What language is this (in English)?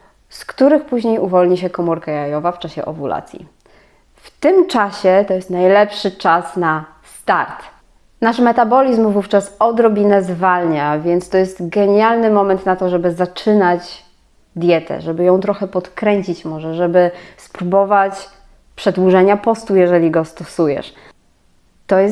Polish